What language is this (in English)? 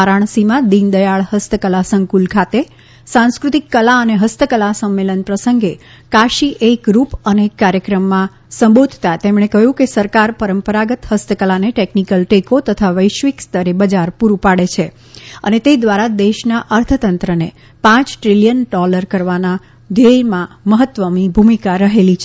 Gujarati